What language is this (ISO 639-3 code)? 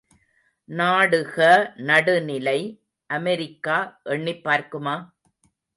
tam